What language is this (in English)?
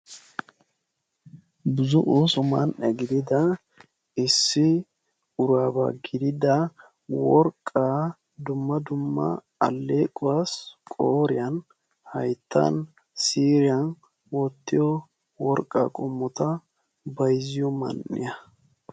Wolaytta